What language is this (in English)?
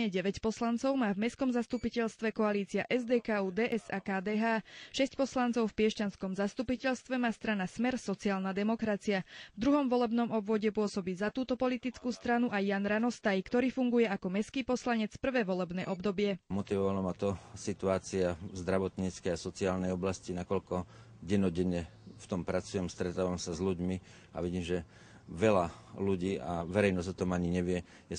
Slovak